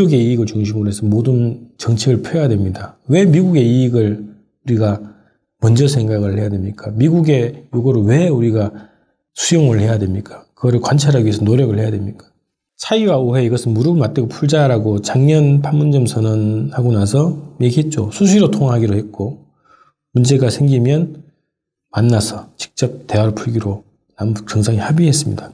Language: Korean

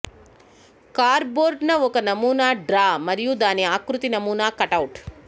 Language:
Telugu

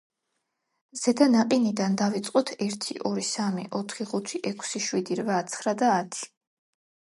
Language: Georgian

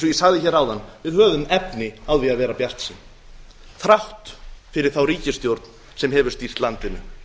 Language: Icelandic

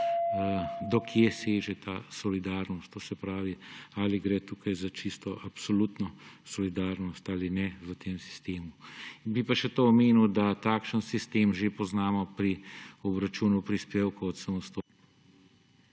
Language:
Slovenian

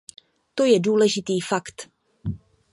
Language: Czech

